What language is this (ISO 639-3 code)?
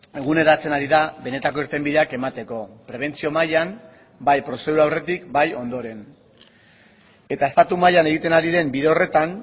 eus